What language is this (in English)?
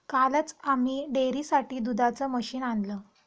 Marathi